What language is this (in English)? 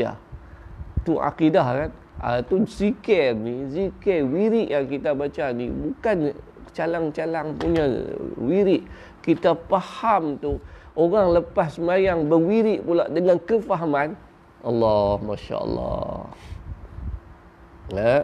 Malay